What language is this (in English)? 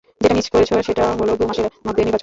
Bangla